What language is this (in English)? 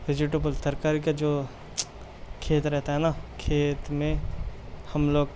Urdu